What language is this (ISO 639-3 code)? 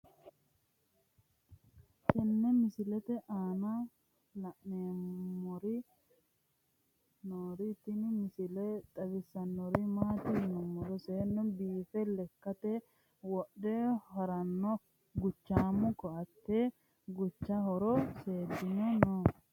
sid